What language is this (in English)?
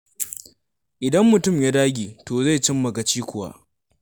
Hausa